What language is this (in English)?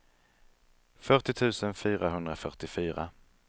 Swedish